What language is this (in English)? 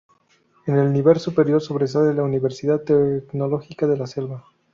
Spanish